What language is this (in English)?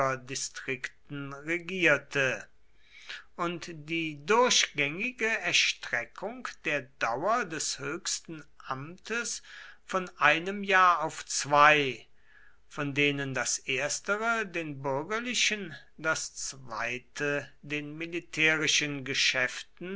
German